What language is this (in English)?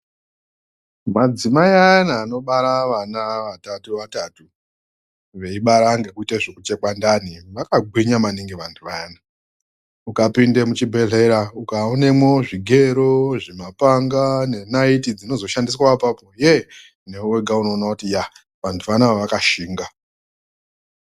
Ndau